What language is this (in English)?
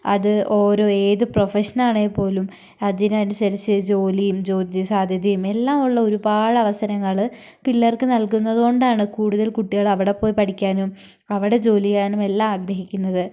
Malayalam